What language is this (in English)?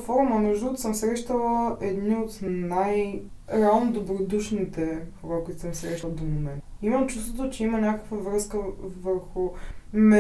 Bulgarian